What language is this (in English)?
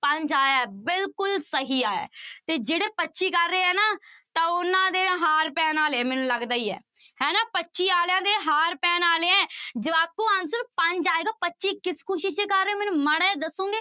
Punjabi